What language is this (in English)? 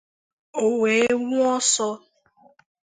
Igbo